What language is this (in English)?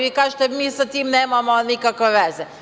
Serbian